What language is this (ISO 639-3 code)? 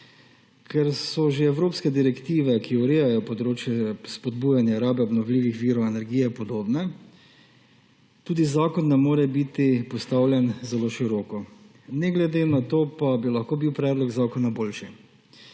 slv